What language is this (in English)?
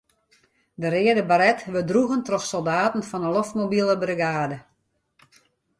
Western Frisian